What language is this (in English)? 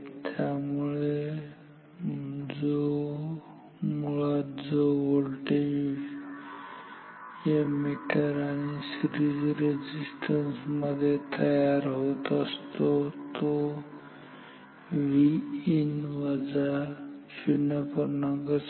Marathi